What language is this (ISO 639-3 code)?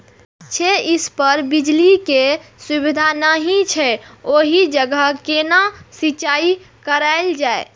mai